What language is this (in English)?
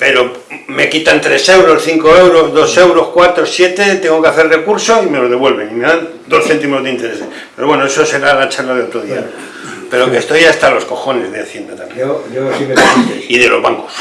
Spanish